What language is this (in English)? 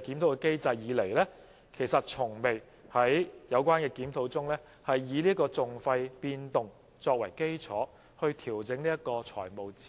Cantonese